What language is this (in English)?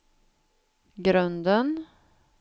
Swedish